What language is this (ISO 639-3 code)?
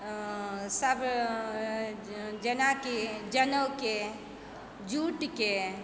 mai